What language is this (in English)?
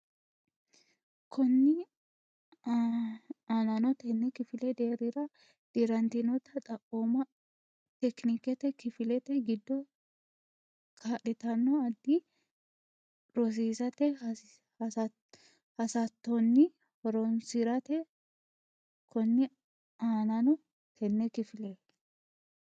Sidamo